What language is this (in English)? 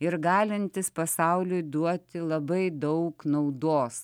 Lithuanian